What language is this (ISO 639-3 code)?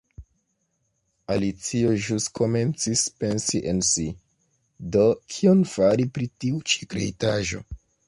epo